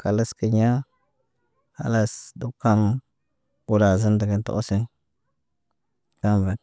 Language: Naba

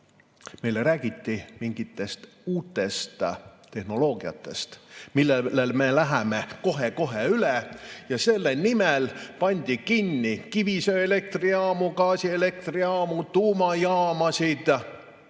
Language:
Estonian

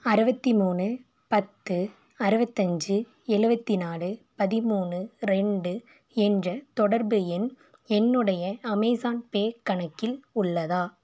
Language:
Tamil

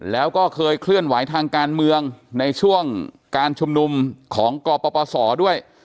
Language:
Thai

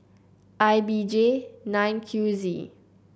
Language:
English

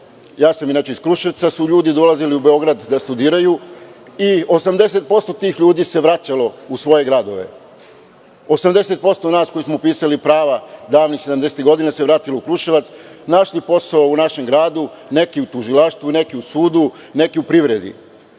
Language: Serbian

